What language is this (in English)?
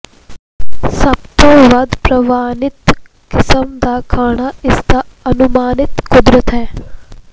Punjabi